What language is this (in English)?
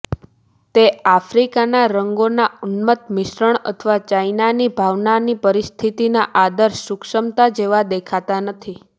Gujarati